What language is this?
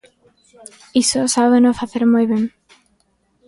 Galician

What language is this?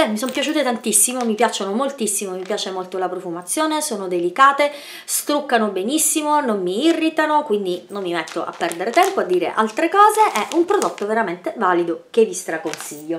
Italian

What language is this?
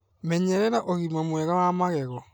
Kikuyu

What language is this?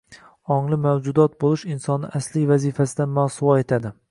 Uzbek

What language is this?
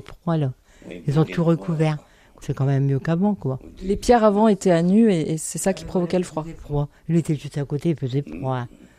French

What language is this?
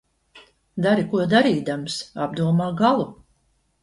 Latvian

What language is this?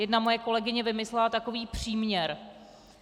Czech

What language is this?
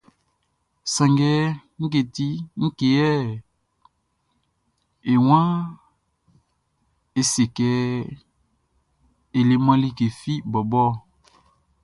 Baoulé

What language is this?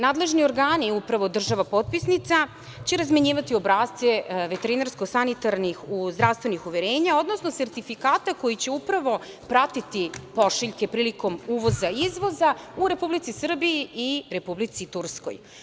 Serbian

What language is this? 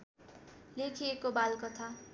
Nepali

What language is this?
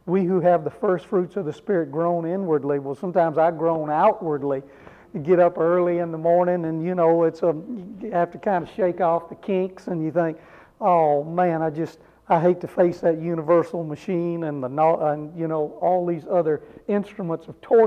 English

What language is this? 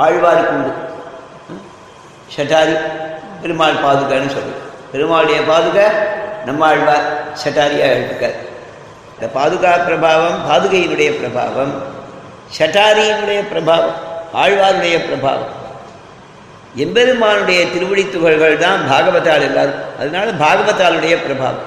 Tamil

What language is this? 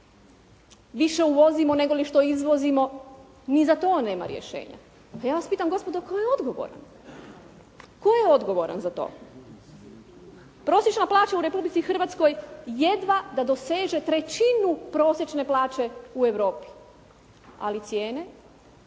Croatian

